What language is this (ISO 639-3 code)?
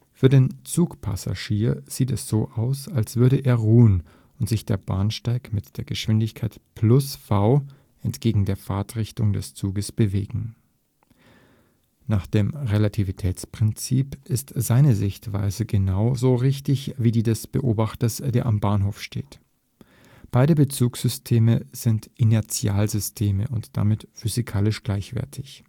deu